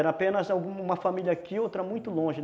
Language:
Portuguese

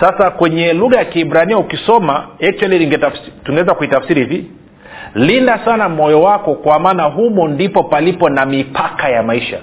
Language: Swahili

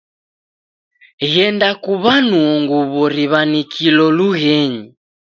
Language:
Taita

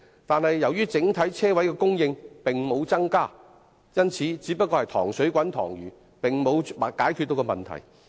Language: Cantonese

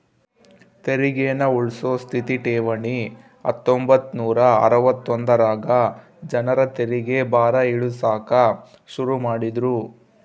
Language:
Kannada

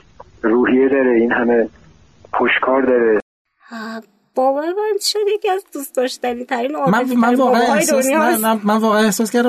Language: Persian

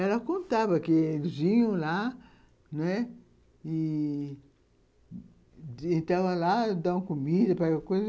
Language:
Portuguese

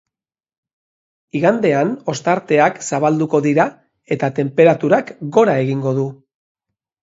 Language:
Basque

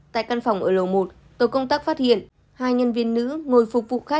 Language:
Vietnamese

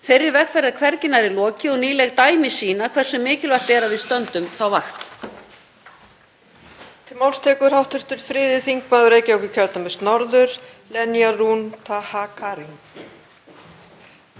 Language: Icelandic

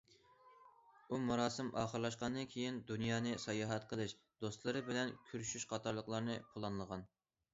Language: Uyghur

